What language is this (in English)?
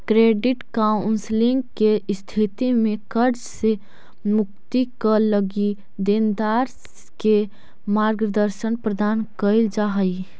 Magahi